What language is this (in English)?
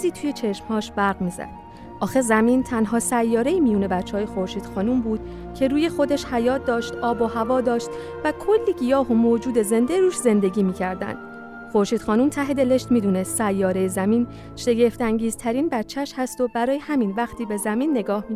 Persian